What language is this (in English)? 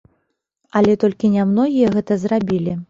Belarusian